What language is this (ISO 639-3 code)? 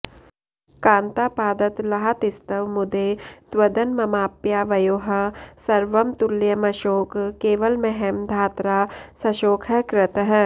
san